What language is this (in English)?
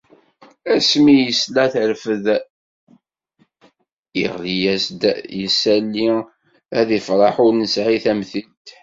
Kabyle